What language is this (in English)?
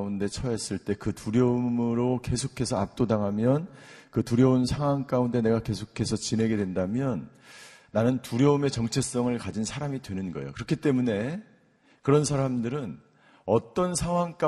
Korean